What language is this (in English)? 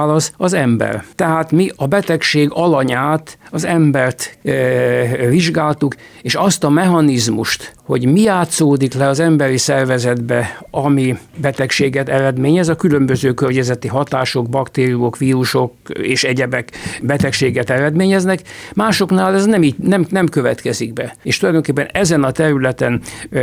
Hungarian